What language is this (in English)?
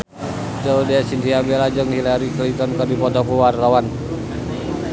Sundanese